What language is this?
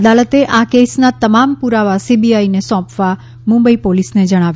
Gujarati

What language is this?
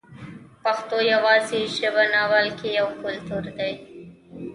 Pashto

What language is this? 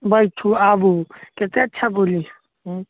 Maithili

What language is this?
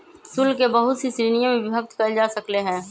Magahi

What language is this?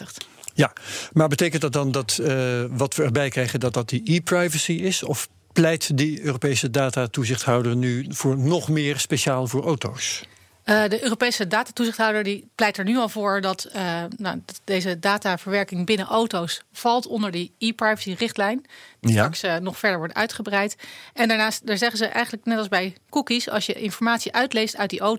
Dutch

